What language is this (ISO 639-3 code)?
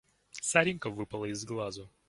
rus